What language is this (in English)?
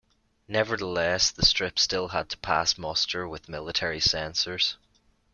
English